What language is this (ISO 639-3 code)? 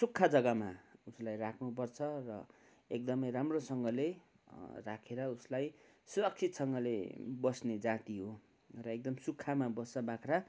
nep